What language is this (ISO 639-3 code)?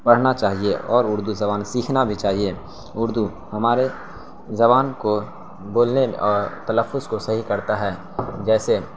urd